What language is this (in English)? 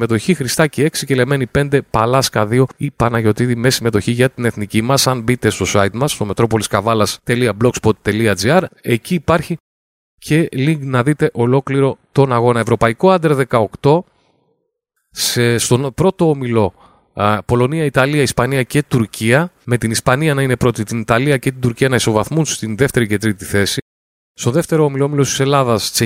Greek